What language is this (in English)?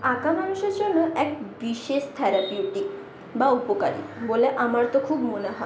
Bangla